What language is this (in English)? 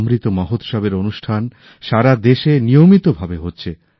Bangla